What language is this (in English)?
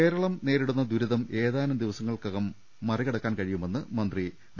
Malayalam